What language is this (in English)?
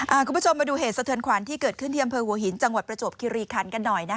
Thai